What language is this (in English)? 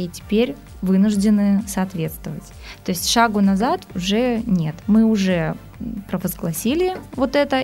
Russian